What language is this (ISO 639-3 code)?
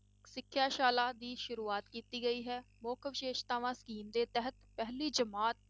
pan